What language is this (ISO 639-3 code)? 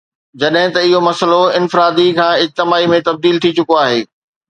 snd